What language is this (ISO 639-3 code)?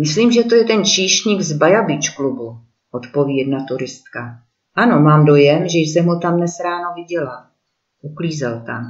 ces